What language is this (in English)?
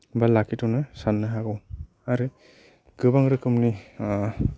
Bodo